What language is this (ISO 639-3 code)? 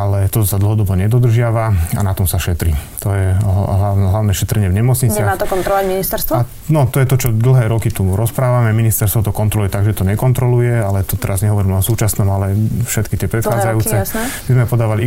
slk